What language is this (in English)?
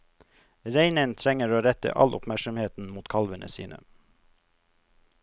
Norwegian